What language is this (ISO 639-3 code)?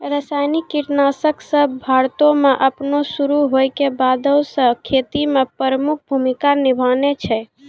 mai